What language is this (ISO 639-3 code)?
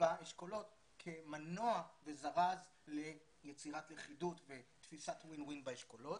heb